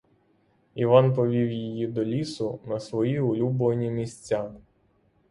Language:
Ukrainian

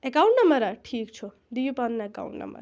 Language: Kashmiri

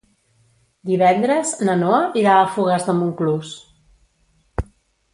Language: Catalan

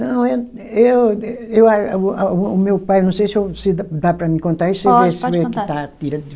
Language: Portuguese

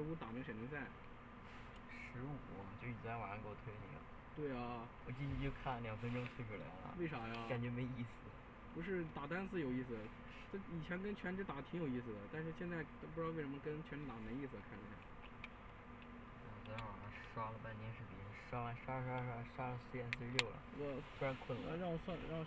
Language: Chinese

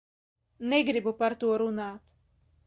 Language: Latvian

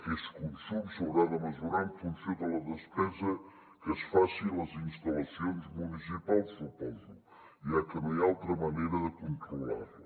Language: Catalan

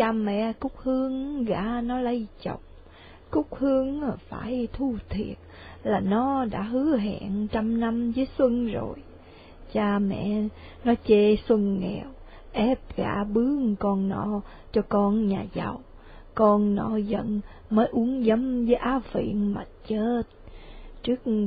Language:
Vietnamese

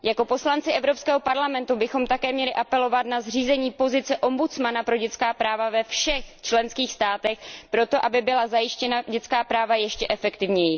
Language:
Czech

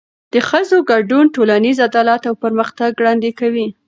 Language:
Pashto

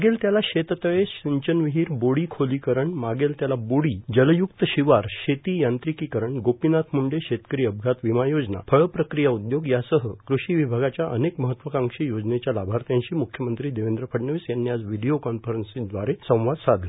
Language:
Marathi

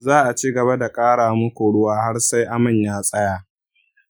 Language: Hausa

